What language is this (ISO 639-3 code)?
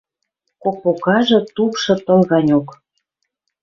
mrj